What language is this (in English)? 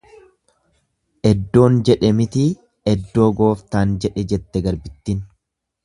Oromo